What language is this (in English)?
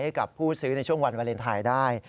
Thai